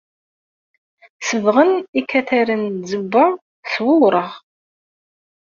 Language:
Kabyle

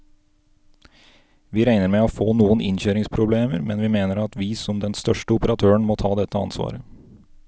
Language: Norwegian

